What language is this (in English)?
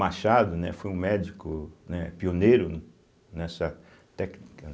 Portuguese